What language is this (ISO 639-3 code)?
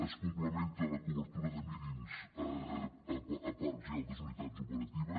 cat